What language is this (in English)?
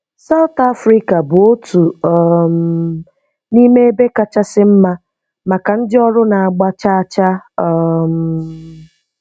Igbo